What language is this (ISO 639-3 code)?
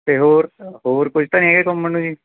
pan